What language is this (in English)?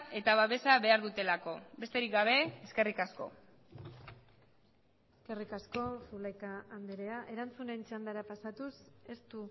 Basque